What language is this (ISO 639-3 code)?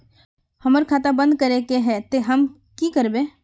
mag